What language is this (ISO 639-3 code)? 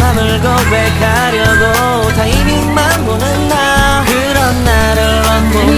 tha